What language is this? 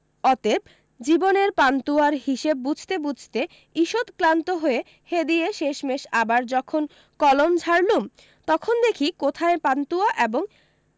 Bangla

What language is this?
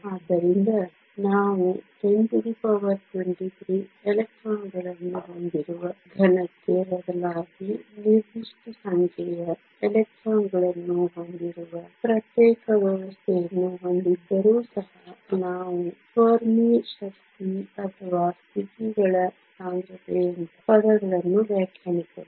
Kannada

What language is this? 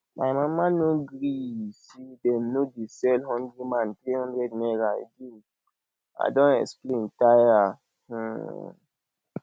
Nigerian Pidgin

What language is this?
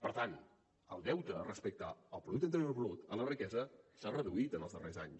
Catalan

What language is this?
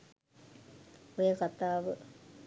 Sinhala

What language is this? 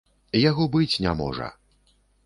Belarusian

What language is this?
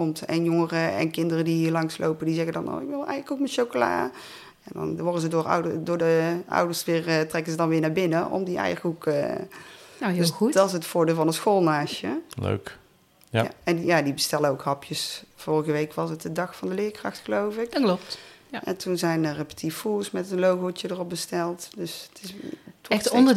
Dutch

